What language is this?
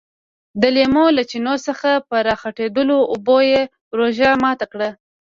Pashto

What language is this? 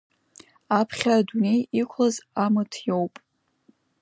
Abkhazian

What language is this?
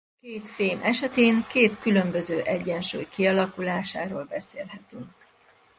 Hungarian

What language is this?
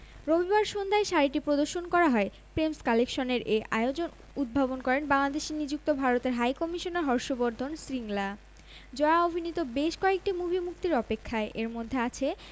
Bangla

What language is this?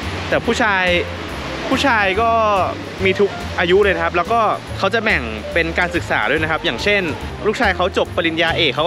Thai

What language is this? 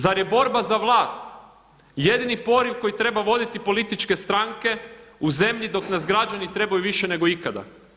Croatian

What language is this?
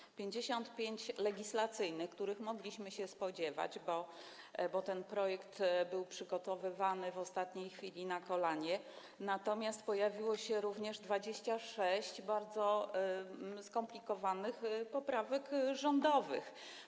Polish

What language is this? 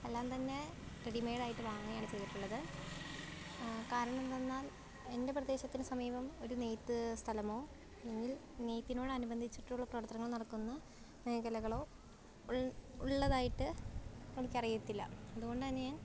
Malayalam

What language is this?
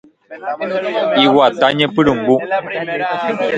Guarani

